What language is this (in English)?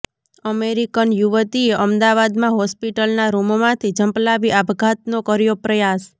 Gujarati